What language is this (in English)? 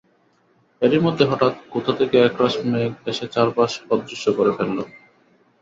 Bangla